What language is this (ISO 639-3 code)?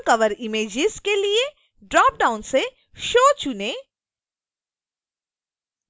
hin